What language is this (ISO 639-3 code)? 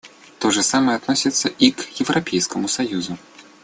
rus